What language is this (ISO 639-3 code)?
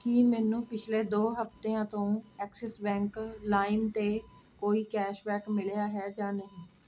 pan